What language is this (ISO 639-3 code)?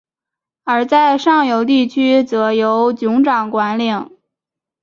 zho